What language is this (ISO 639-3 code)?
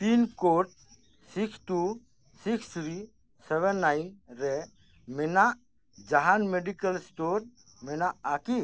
sat